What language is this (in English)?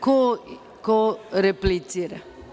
Serbian